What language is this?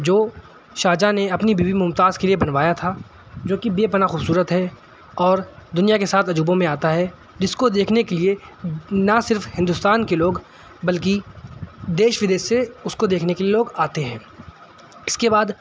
Urdu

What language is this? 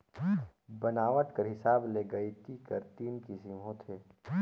Chhattisgarhi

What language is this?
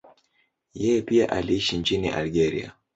Swahili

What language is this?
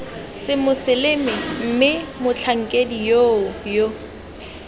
Tswana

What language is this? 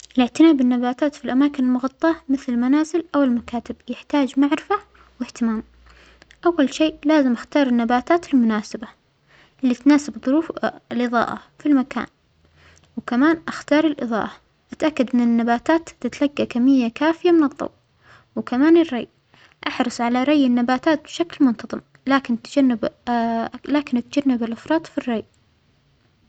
Omani Arabic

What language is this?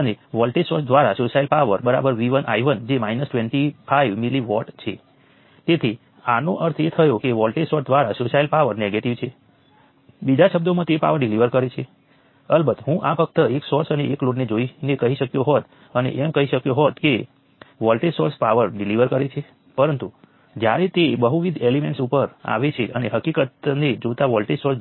Gujarati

